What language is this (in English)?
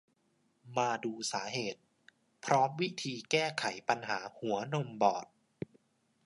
Thai